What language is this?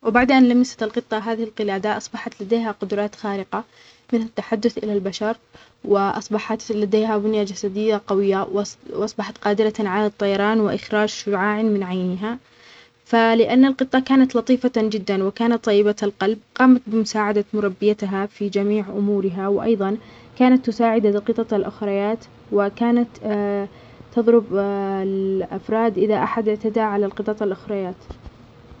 Omani Arabic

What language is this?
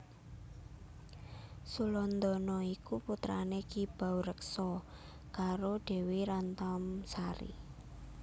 Javanese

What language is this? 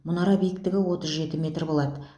Kazakh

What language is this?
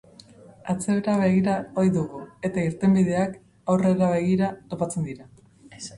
Basque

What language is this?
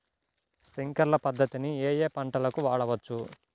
Telugu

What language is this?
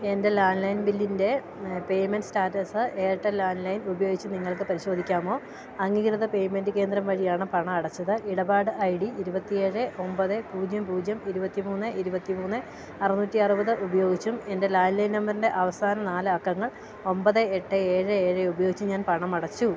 Malayalam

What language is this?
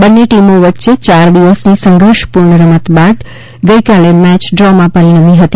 Gujarati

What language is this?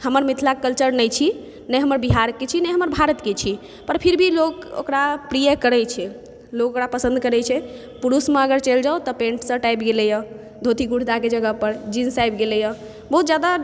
Maithili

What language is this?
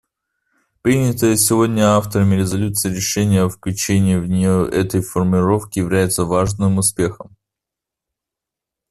Russian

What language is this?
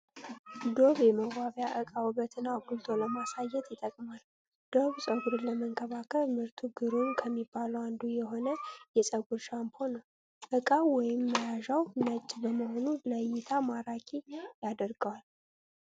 Amharic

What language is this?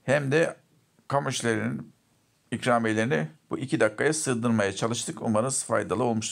Turkish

